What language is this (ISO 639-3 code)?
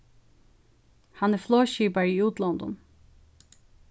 fao